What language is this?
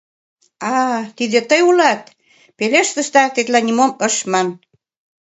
Mari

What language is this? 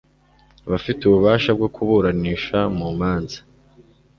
Kinyarwanda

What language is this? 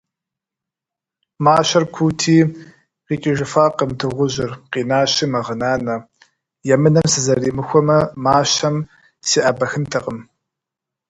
Kabardian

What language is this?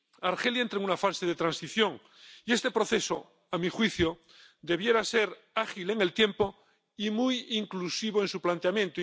Spanish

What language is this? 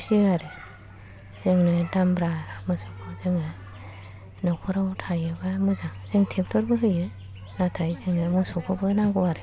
Bodo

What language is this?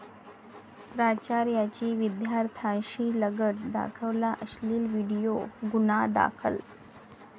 Marathi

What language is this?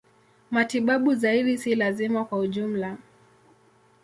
Swahili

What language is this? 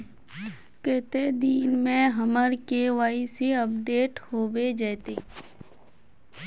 Magahi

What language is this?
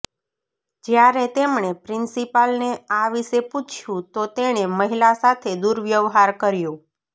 Gujarati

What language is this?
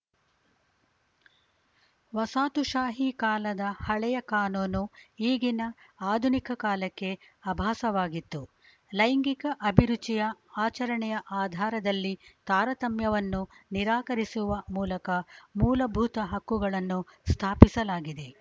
Kannada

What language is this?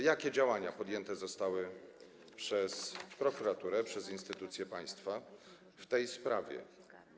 Polish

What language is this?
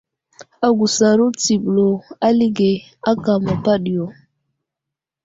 Wuzlam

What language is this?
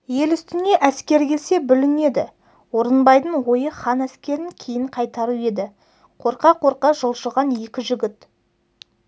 Kazakh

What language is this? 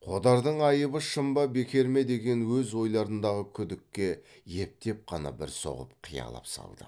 Kazakh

